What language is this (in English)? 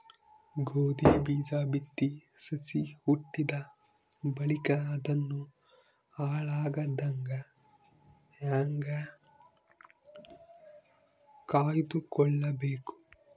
Kannada